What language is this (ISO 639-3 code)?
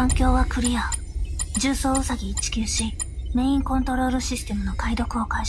jpn